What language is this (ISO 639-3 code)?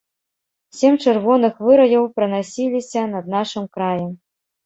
bel